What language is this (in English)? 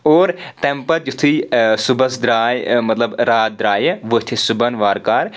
Kashmiri